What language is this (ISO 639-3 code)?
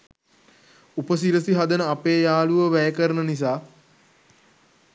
sin